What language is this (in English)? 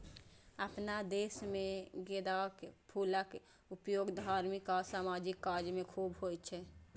Maithili